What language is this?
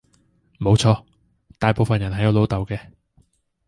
Cantonese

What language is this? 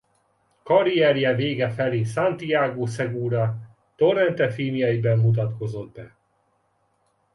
Hungarian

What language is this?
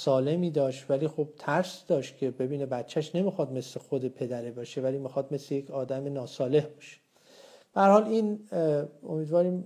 Persian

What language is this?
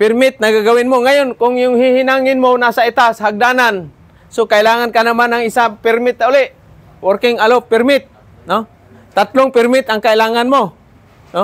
Filipino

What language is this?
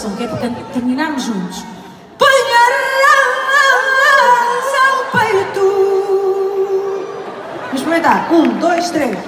Portuguese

